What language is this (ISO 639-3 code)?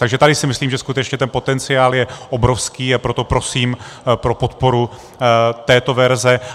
ces